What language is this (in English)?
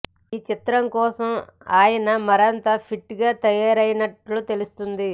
Telugu